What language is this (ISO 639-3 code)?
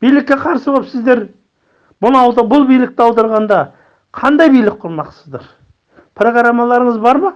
kaz